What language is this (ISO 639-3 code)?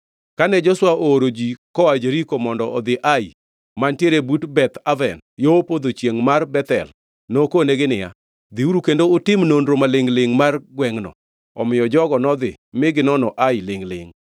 luo